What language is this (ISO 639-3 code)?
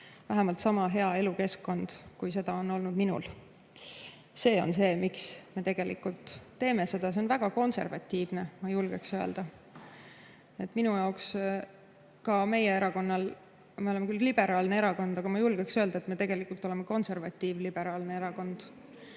est